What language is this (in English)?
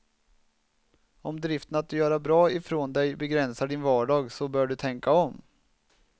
Swedish